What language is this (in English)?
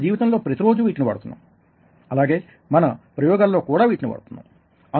Telugu